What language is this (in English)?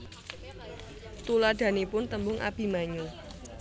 Javanese